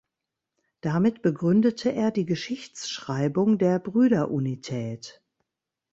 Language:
German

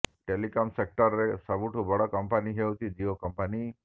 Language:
Odia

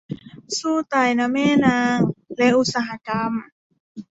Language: Thai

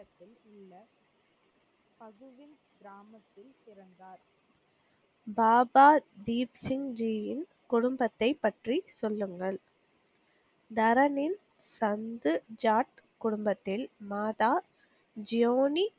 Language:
Tamil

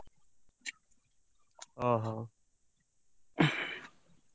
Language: Odia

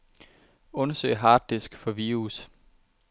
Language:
Danish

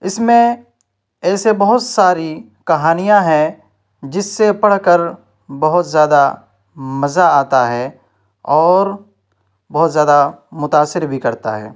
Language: Urdu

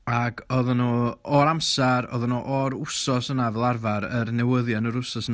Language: Welsh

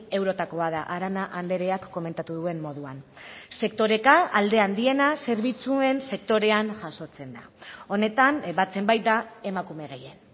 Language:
Basque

